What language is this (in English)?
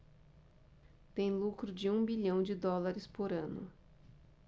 Portuguese